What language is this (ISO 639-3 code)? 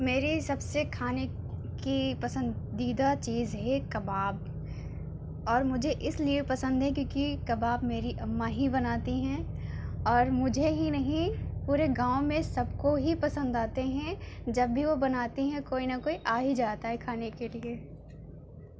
urd